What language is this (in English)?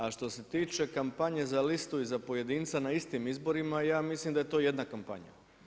Croatian